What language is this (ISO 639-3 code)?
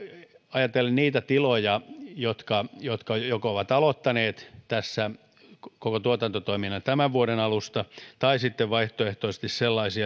fin